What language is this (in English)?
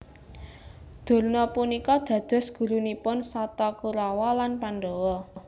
Javanese